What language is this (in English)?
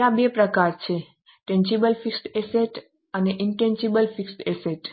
Gujarati